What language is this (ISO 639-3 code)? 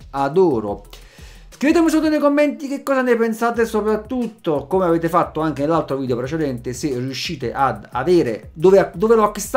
ita